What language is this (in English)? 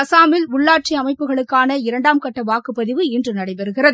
Tamil